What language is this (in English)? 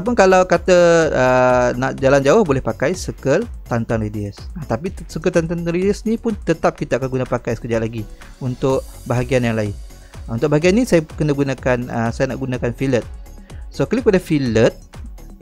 Malay